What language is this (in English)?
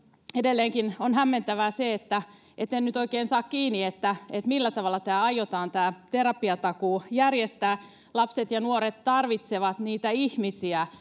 Finnish